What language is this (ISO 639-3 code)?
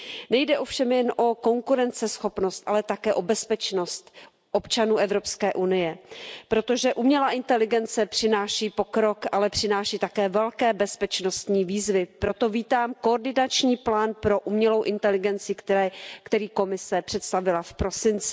ces